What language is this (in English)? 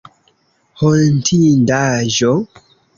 Esperanto